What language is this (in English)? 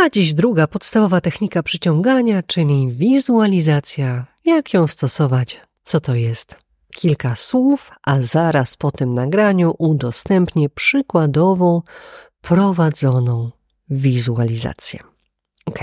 Polish